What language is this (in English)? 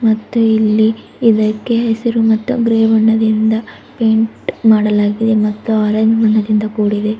Kannada